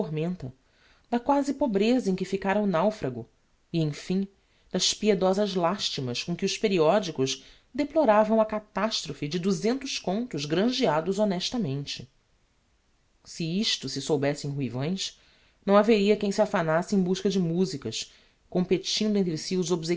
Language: Portuguese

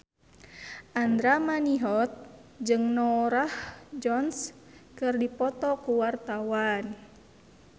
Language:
Sundanese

